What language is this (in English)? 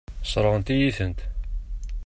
Kabyle